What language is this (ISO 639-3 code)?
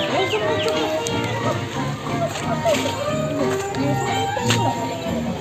ind